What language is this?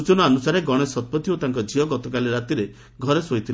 Odia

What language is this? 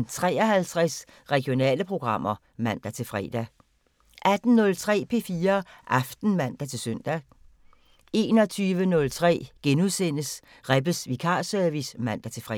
Danish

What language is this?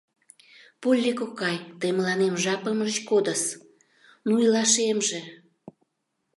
Mari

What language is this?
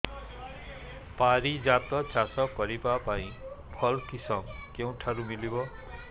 Odia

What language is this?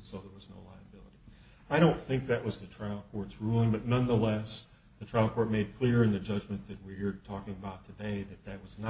English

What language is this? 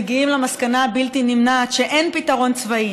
Hebrew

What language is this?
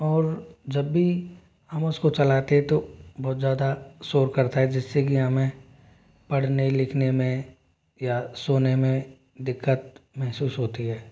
Hindi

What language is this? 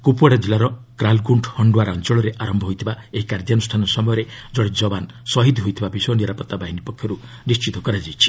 Odia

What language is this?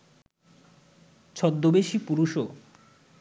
Bangla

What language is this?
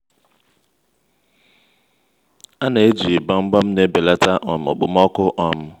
Igbo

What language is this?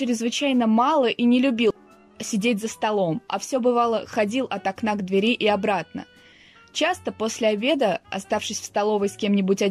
Russian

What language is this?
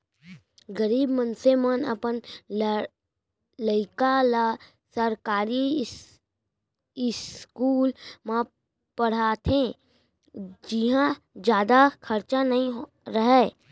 Chhattisgarhi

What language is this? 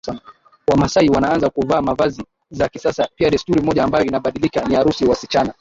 Swahili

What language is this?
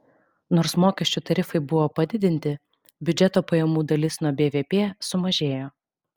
Lithuanian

